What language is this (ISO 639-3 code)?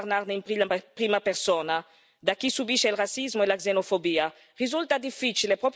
ita